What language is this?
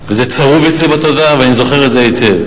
Hebrew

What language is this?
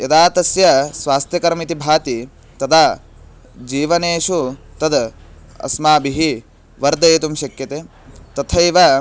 Sanskrit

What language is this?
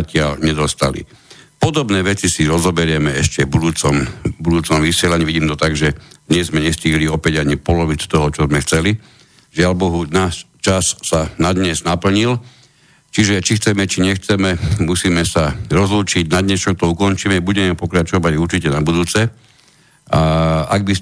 Slovak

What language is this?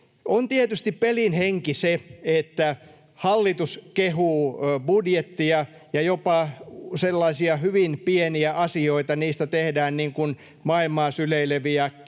Finnish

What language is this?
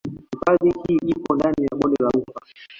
Swahili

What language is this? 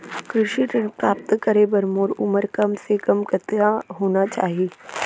Chhattisgarhi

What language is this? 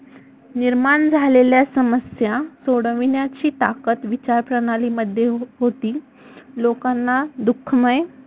Marathi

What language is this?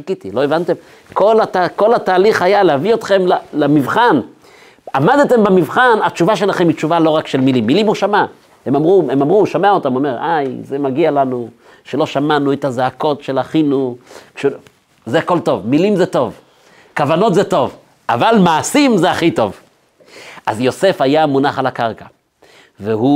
Hebrew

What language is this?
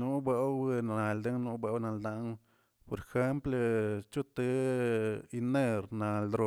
Tilquiapan Zapotec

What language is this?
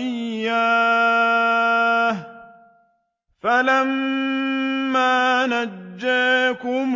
Arabic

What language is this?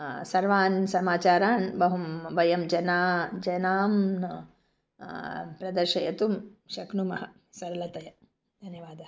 Sanskrit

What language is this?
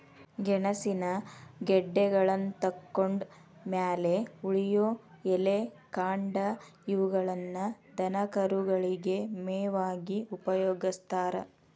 Kannada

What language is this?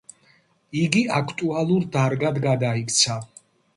Georgian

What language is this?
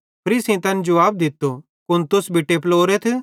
Bhadrawahi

